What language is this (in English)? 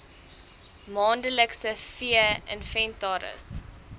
Afrikaans